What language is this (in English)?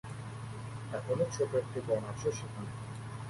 Bangla